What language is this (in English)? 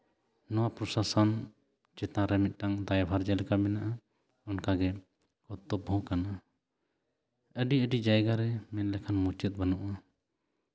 Santali